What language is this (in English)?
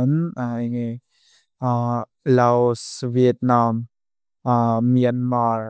Mizo